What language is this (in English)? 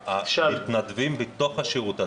Hebrew